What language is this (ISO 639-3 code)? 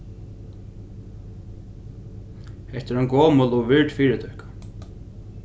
fao